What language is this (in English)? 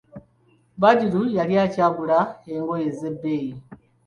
Ganda